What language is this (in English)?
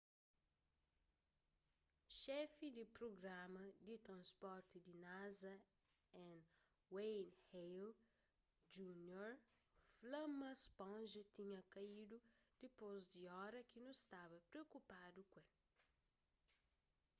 Kabuverdianu